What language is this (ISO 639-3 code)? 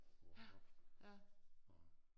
dan